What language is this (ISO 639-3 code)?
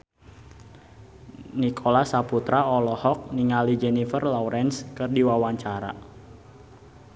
sun